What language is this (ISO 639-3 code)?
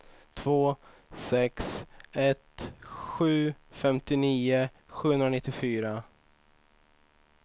swe